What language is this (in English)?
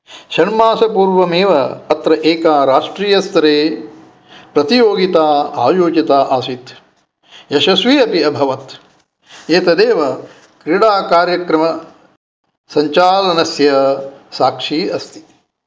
Sanskrit